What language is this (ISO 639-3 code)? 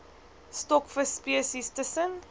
afr